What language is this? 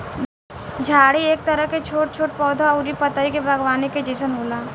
Bhojpuri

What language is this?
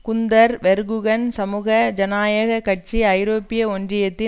Tamil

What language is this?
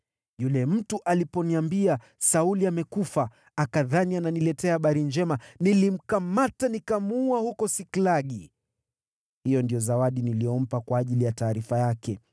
Swahili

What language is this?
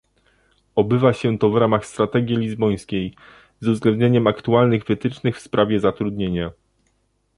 Polish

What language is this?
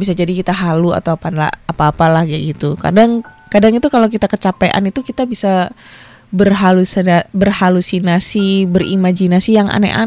Indonesian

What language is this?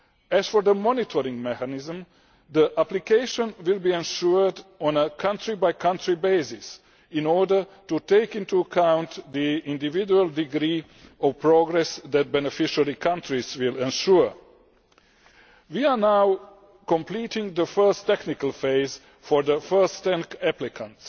English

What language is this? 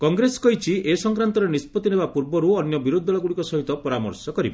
Odia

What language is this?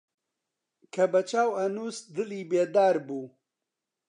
Central Kurdish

